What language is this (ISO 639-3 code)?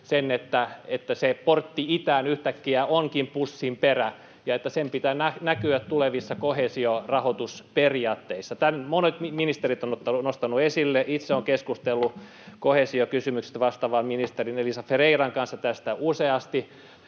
fin